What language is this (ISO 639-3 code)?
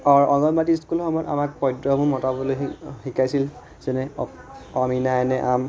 asm